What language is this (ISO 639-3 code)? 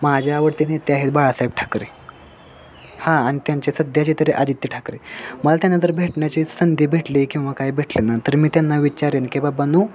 mar